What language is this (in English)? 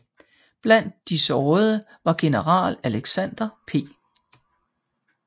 Danish